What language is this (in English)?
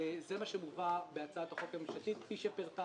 Hebrew